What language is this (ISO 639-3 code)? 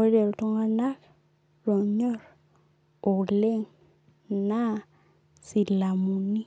mas